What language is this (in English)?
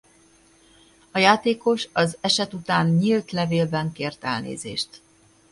Hungarian